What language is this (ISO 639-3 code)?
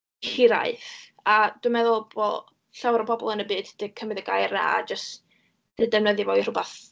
cym